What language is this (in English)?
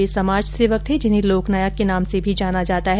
Hindi